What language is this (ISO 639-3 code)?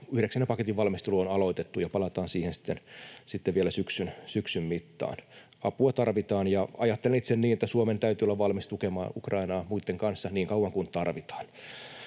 fin